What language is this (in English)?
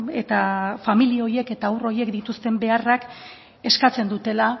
Basque